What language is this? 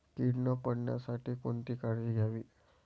Marathi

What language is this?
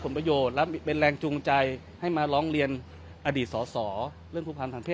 Thai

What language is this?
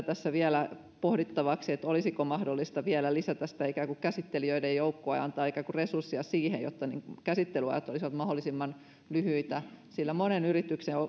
Finnish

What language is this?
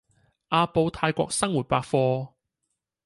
Cantonese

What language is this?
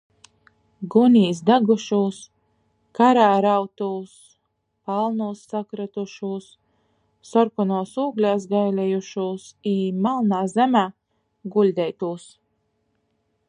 Latgalian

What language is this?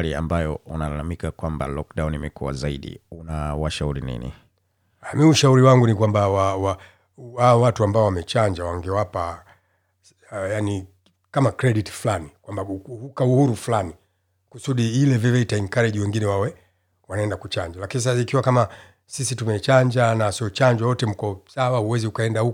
Swahili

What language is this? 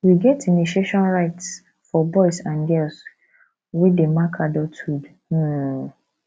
Nigerian Pidgin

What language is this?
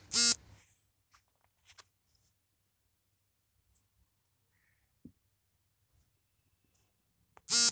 Kannada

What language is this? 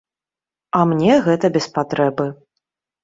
Belarusian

